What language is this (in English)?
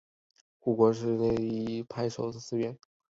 Chinese